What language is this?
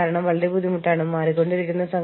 Malayalam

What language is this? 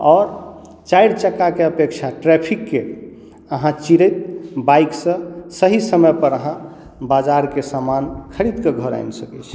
Maithili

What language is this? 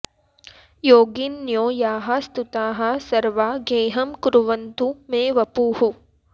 Sanskrit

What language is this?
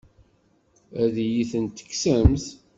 Kabyle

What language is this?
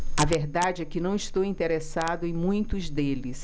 Portuguese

